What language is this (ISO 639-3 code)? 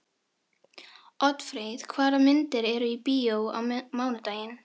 isl